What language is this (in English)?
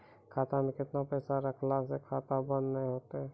Maithili